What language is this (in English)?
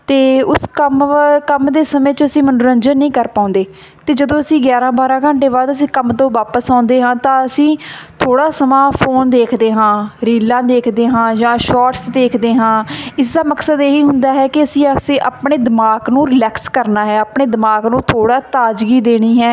Punjabi